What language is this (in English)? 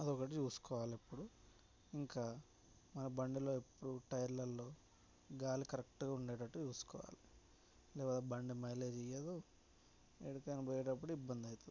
Telugu